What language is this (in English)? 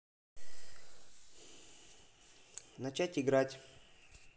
Russian